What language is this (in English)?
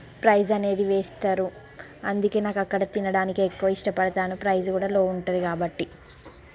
Telugu